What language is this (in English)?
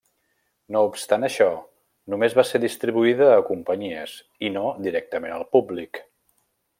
Catalan